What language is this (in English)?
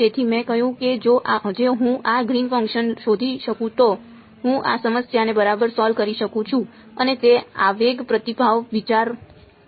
Gujarati